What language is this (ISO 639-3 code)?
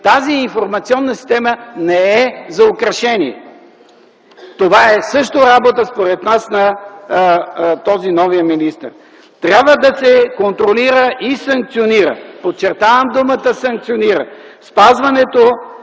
bul